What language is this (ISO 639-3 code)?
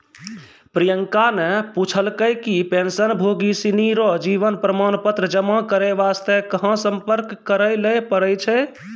mai